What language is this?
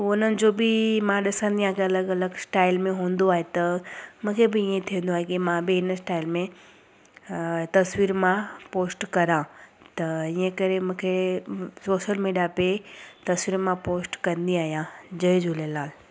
Sindhi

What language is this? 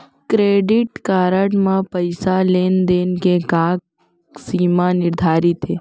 Chhattisgarhi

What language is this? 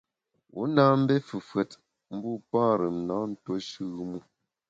Bamun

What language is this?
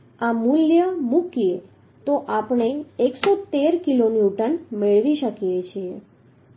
Gujarati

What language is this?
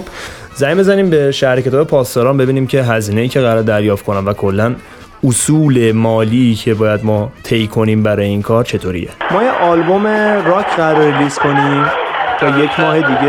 Persian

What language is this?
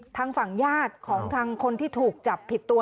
Thai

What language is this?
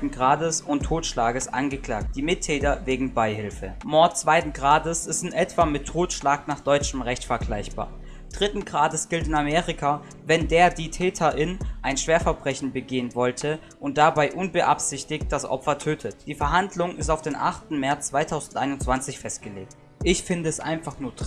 German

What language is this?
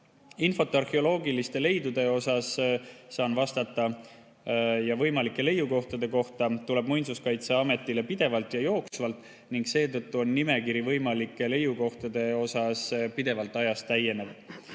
Estonian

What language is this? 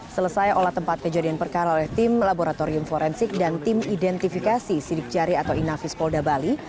Indonesian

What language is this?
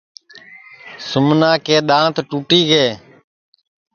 Sansi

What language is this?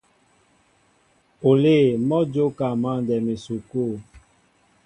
Mbo (Cameroon)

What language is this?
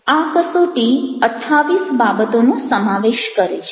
Gujarati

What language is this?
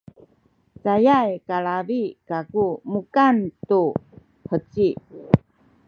Sakizaya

